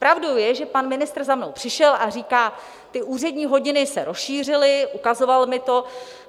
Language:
Czech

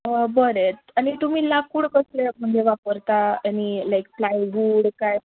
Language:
Konkani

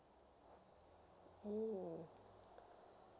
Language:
English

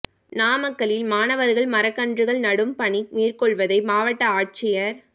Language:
Tamil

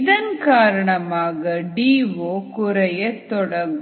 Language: Tamil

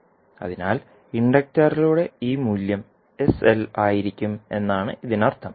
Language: Malayalam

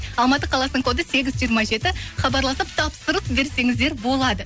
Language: Kazakh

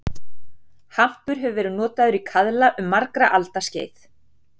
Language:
Icelandic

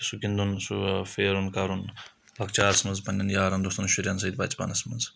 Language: Kashmiri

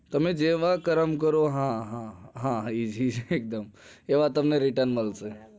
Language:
Gujarati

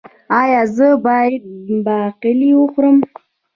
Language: Pashto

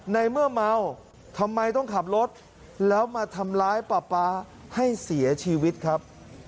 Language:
Thai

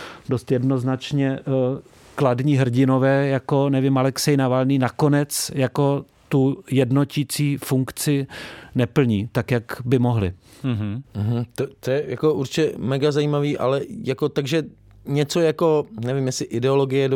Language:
Czech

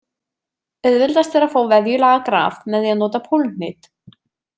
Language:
Icelandic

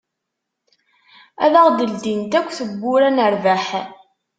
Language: Kabyle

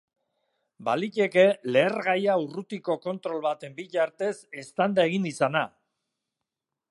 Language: Basque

